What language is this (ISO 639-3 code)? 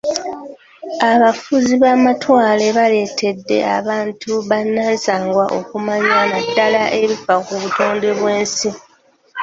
lug